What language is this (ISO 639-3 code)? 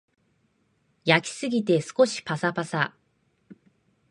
jpn